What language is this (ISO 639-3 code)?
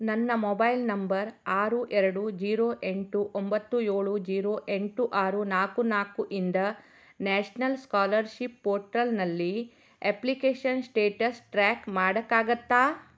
kan